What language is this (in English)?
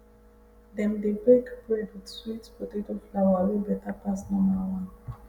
Nigerian Pidgin